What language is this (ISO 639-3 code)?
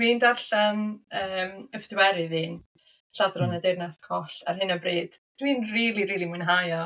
cym